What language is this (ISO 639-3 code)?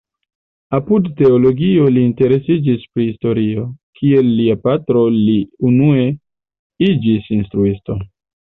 epo